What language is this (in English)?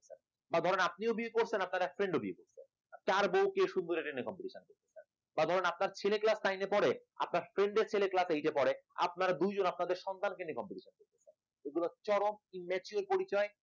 Bangla